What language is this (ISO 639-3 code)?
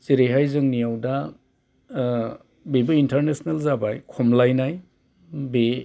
brx